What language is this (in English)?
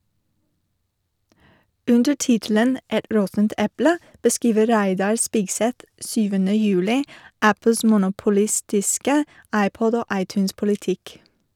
Norwegian